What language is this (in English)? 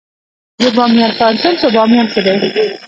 Pashto